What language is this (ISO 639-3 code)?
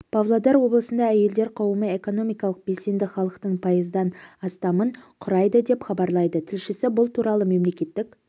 kaz